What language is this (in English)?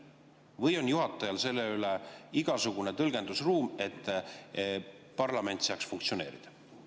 Estonian